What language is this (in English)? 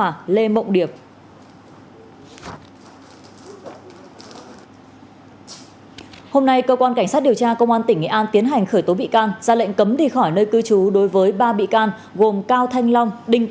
Vietnamese